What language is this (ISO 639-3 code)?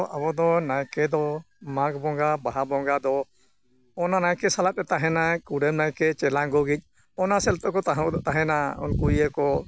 sat